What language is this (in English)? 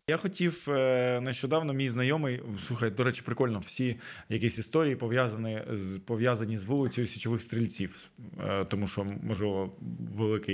Ukrainian